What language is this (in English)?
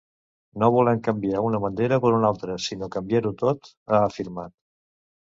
Catalan